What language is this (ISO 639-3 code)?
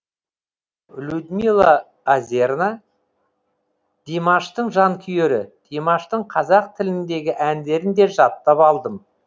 kaz